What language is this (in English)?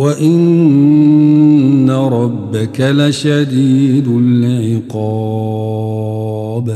Arabic